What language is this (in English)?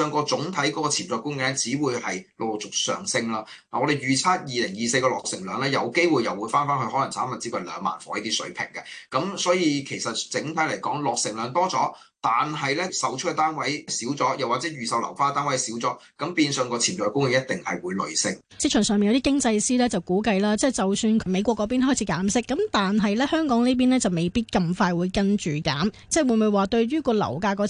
Chinese